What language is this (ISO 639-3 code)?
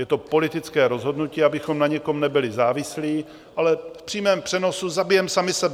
ces